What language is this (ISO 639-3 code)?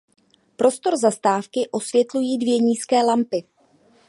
ces